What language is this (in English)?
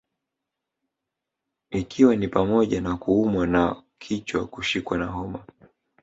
Swahili